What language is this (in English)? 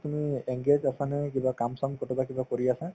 Assamese